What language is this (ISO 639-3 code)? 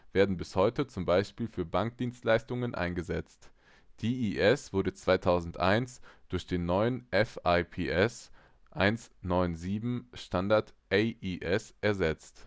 deu